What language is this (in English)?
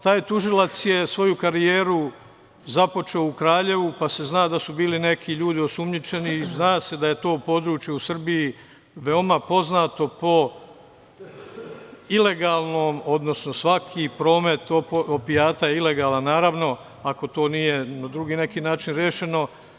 Serbian